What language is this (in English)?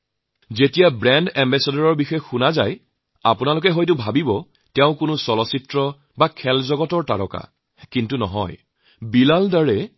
Assamese